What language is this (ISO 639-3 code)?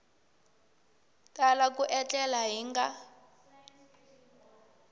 tso